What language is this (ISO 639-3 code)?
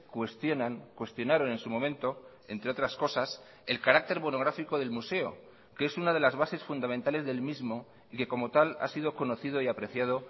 spa